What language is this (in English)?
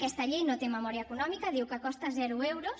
Catalan